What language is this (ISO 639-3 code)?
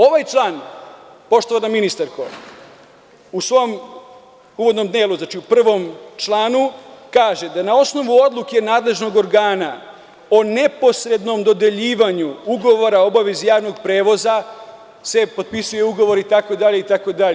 srp